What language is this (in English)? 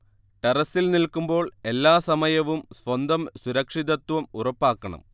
Malayalam